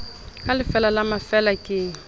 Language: Southern Sotho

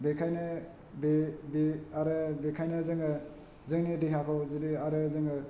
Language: Bodo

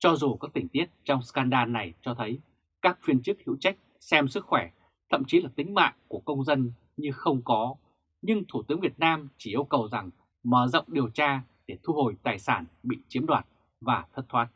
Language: Vietnamese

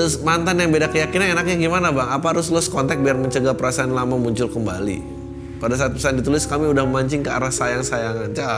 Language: Indonesian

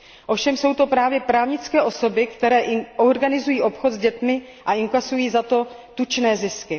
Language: Czech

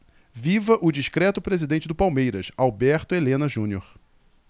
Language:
Portuguese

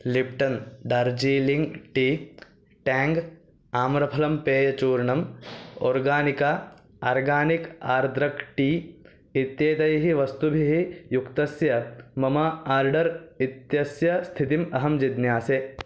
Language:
Sanskrit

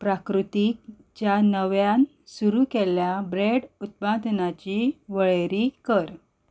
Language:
Konkani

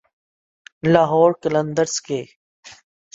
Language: Urdu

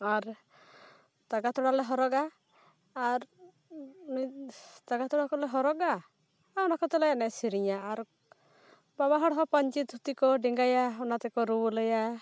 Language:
Santali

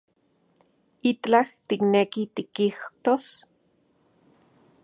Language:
Central Puebla Nahuatl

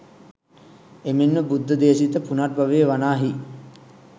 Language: Sinhala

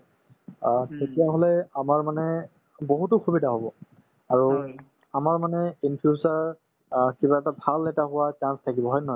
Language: Assamese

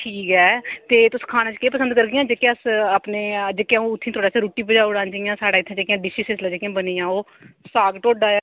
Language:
Dogri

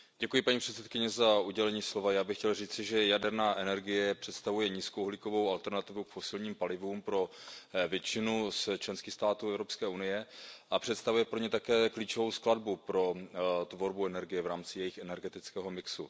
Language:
Czech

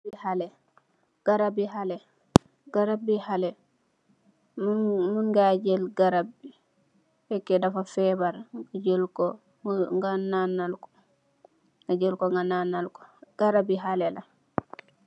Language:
Wolof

